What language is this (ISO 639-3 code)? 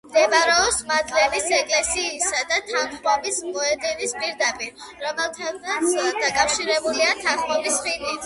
kat